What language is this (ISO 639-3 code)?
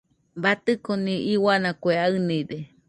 hux